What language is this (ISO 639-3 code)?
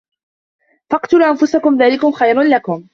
ara